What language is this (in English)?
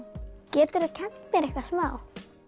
Icelandic